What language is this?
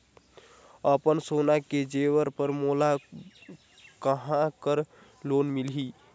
Chhattisgarhi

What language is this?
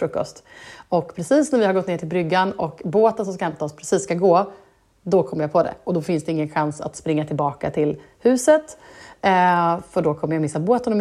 Swedish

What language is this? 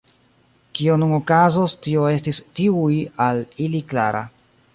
Esperanto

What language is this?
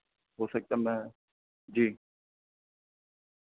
Urdu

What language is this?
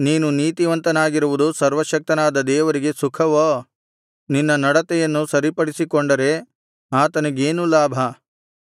Kannada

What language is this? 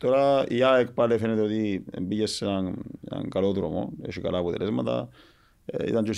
Greek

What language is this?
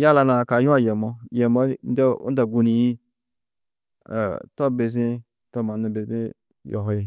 Tedaga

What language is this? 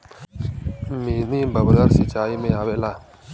Bhojpuri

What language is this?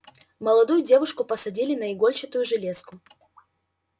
Russian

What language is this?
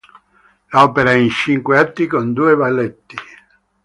Italian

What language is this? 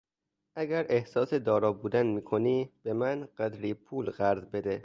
Persian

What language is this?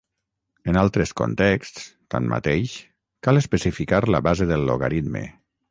Catalan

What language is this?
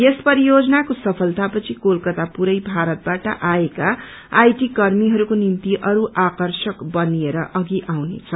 Nepali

